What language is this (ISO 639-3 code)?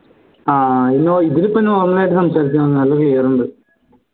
mal